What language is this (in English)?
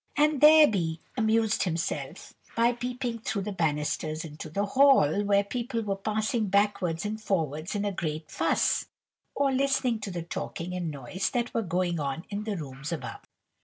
English